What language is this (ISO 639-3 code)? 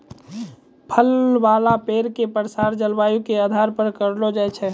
mai